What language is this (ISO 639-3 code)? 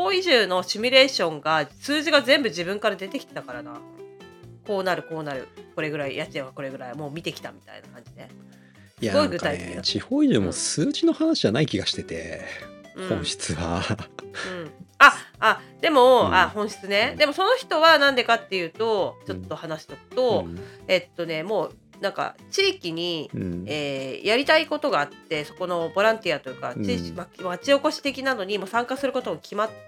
jpn